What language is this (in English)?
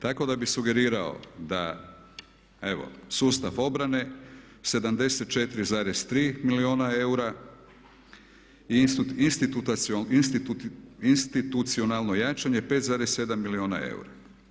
Croatian